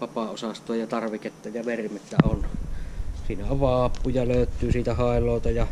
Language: Finnish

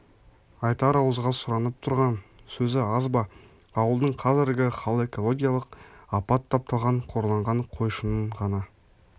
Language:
Kazakh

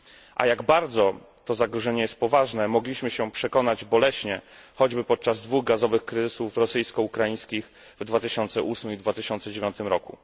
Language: Polish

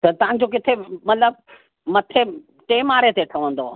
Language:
Sindhi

